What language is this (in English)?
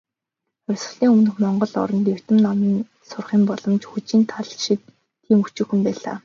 Mongolian